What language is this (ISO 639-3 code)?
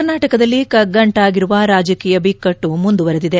kan